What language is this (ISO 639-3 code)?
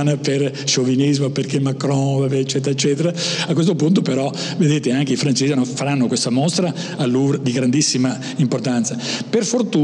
ita